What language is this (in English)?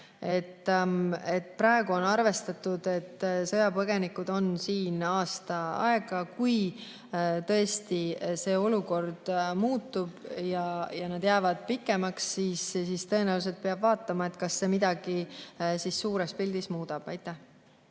Estonian